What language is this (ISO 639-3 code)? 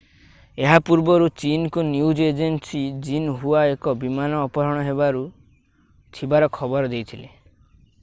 ori